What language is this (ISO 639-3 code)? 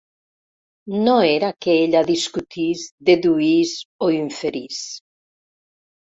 cat